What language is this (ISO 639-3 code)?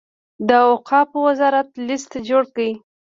pus